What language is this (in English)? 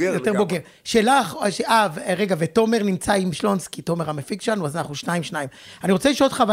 Hebrew